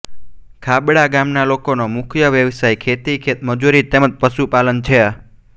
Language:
Gujarati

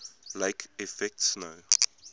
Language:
English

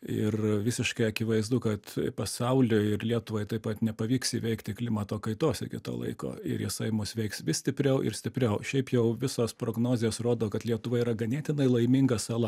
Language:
Lithuanian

